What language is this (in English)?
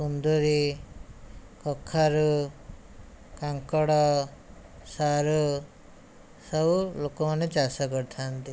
Odia